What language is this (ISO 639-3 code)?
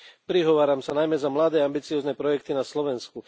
slk